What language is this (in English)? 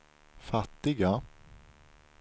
Swedish